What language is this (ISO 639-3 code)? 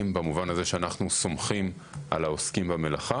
heb